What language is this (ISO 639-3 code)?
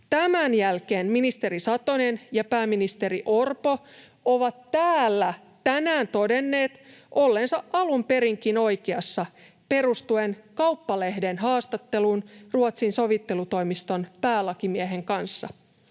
fin